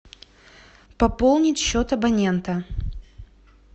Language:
Russian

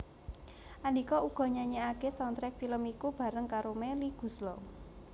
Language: Javanese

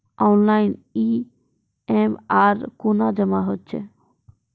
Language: Maithili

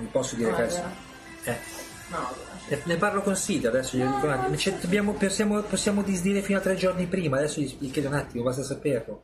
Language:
Italian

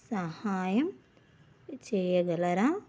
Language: Telugu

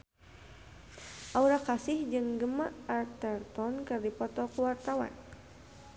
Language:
Sundanese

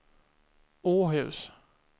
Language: Swedish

